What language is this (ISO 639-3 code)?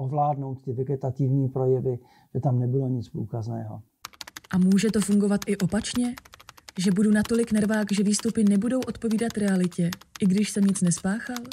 ces